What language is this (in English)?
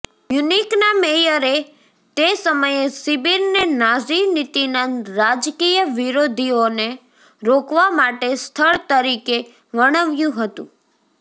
Gujarati